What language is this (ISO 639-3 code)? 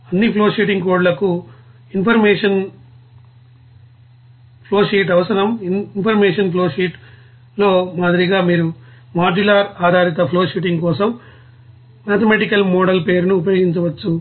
tel